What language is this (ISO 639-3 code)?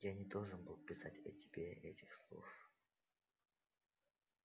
rus